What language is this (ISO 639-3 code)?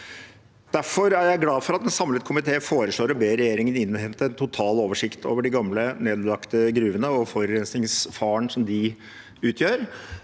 nor